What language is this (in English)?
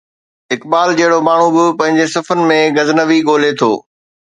Sindhi